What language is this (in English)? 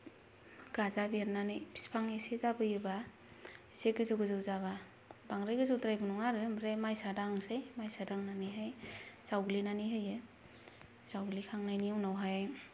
Bodo